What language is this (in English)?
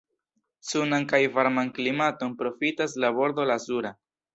Esperanto